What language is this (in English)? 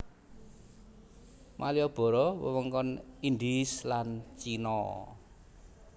Javanese